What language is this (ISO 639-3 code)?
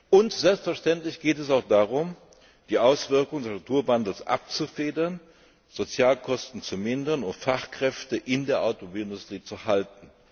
deu